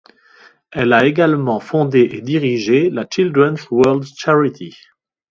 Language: French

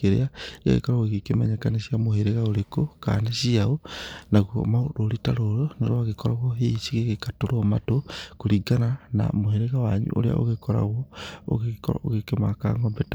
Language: Kikuyu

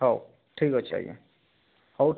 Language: Odia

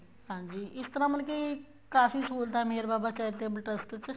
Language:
Punjabi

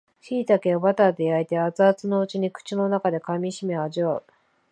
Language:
Japanese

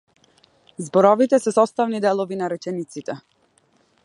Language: Macedonian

